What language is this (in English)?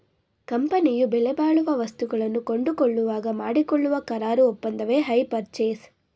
Kannada